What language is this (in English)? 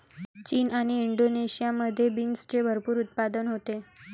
Marathi